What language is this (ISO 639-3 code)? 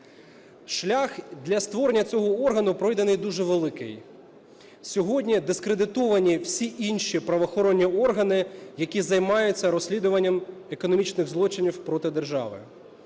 ukr